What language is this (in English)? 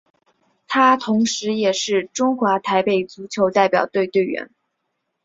Chinese